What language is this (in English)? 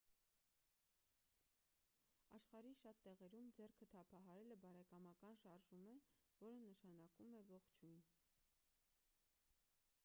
Armenian